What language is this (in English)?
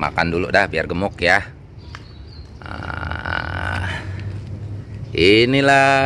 Indonesian